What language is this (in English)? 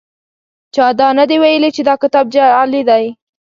Pashto